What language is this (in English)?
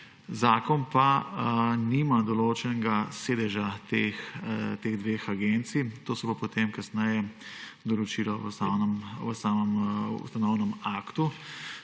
Slovenian